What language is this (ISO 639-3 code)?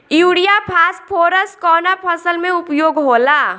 bho